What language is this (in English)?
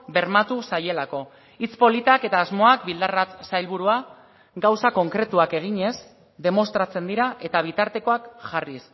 Basque